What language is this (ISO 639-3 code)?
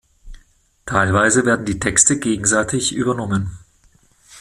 deu